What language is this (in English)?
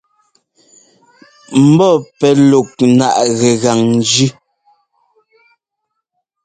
Ngomba